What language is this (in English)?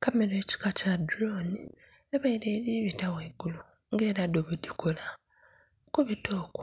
Soga